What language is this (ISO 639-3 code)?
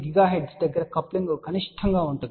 tel